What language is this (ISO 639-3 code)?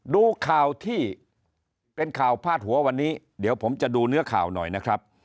tha